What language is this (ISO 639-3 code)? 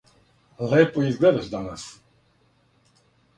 srp